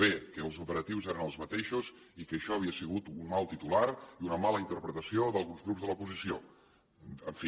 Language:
Catalan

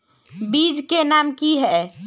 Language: Magahi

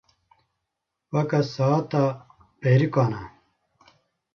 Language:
Kurdish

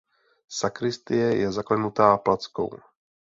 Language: Czech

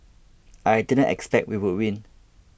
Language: English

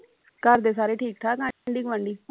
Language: Punjabi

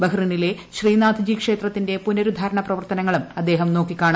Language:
Malayalam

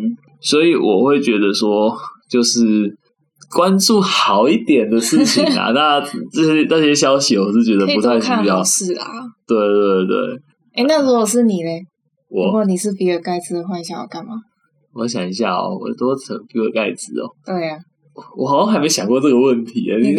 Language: Chinese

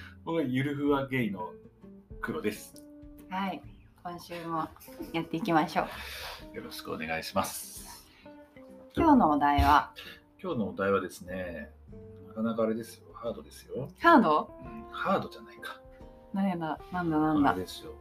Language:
Japanese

